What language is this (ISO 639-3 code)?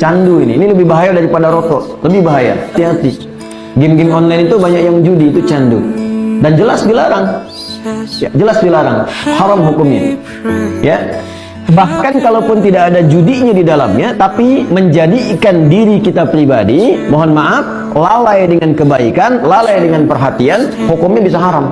ind